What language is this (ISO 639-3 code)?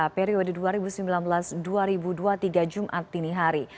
ind